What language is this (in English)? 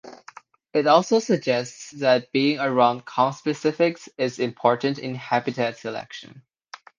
English